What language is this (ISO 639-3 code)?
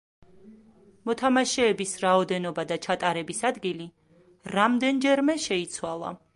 kat